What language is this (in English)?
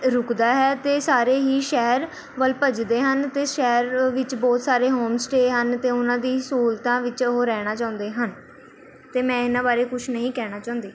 Punjabi